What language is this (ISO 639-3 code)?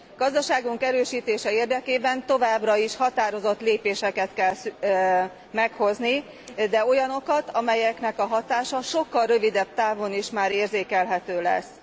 hun